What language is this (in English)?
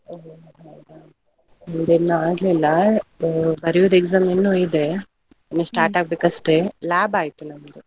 Kannada